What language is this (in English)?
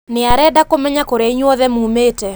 Kikuyu